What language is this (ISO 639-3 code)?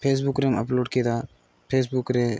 sat